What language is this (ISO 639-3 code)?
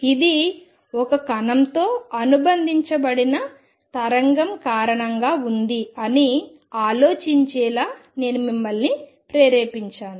tel